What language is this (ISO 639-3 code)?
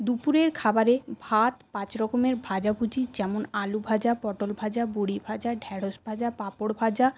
ben